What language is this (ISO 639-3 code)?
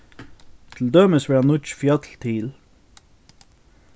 fao